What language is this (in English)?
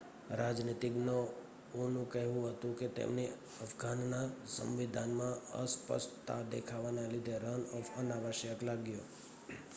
Gujarati